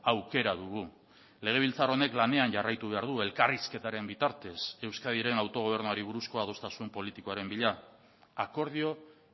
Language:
Basque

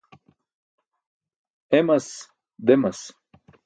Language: Burushaski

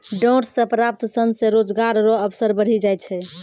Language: Maithili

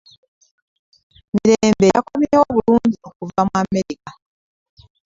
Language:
Ganda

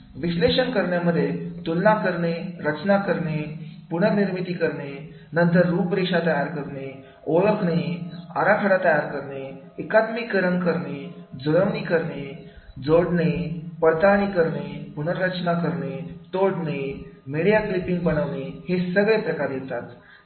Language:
Marathi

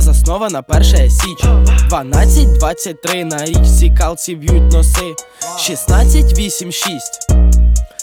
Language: Ukrainian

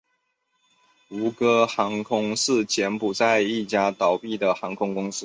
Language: Chinese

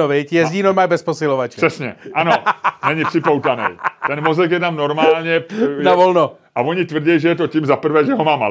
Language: Czech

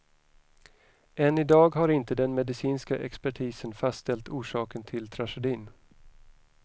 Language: Swedish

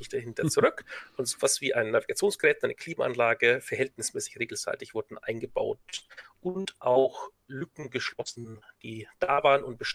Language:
German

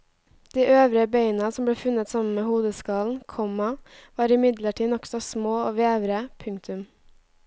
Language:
Norwegian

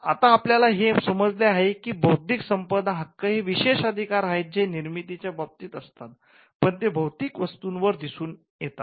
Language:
Marathi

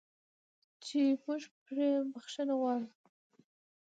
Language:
Pashto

